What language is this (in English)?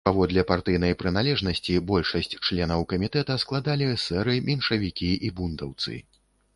Belarusian